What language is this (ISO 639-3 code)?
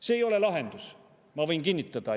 est